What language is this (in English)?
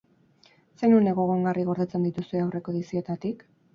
Basque